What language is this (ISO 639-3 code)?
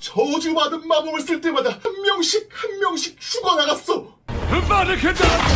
kor